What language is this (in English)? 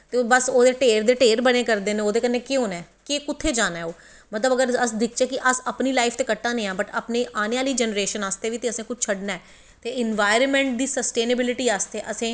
Dogri